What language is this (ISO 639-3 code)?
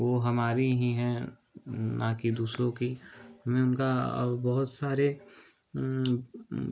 hin